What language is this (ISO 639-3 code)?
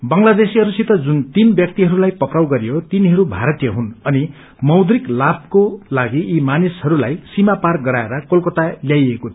nep